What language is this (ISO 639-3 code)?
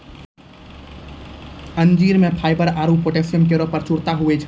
mai